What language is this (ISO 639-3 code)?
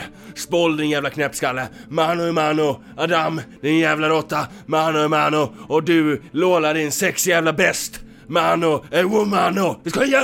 swe